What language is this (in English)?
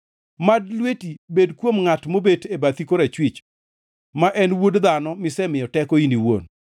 Luo (Kenya and Tanzania)